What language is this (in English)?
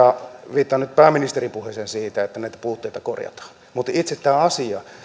Finnish